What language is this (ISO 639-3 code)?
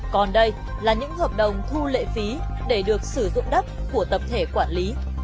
vie